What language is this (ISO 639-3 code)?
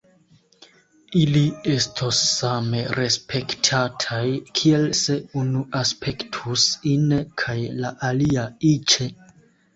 epo